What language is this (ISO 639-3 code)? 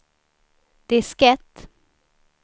swe